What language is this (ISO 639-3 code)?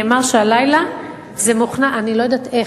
heb